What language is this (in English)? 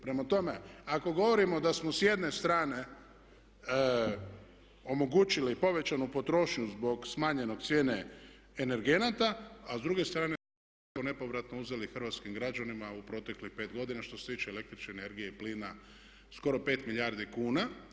Croatian